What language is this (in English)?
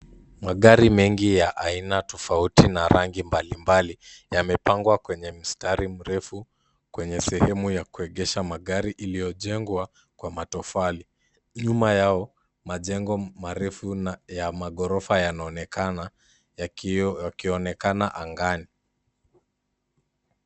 Swahili